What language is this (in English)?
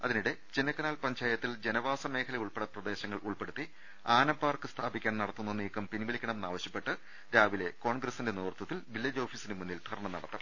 Malayalam